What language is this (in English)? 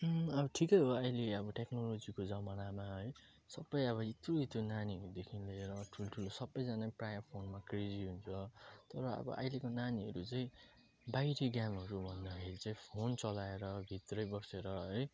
Nepali